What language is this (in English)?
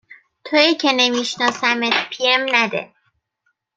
Persian